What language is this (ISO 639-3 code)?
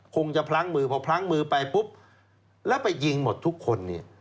tha